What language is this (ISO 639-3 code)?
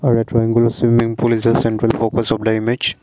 eng